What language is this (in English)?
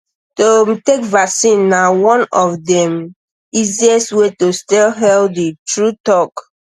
Nigerian Pidgin